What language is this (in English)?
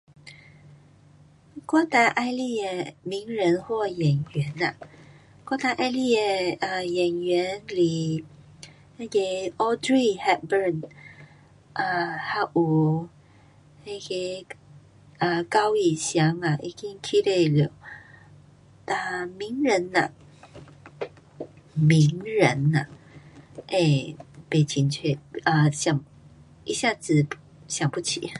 Pu-Xian Chinese